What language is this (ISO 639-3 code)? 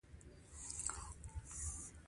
pus